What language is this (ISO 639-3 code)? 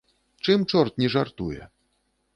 bel